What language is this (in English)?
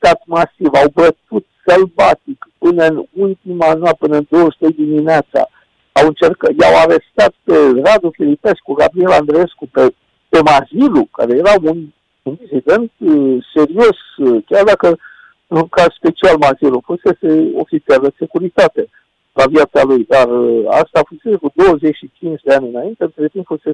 Romanian